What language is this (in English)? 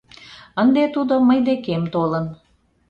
Mari